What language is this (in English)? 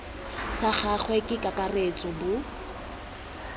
Tswana